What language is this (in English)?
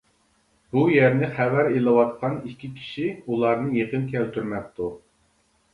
Uyghur